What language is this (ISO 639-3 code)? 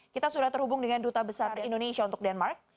ind